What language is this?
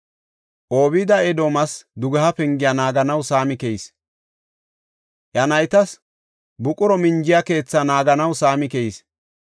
Gofa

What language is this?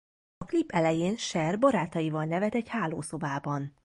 Hungarian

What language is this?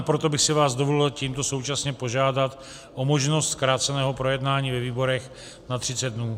Czech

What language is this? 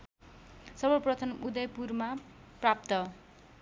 Nepali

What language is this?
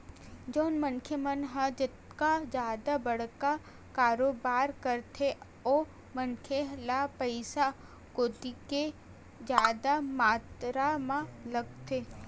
Chhattisgarhi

